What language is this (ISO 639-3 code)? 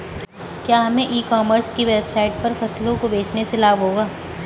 hin